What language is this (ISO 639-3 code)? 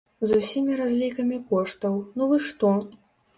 bel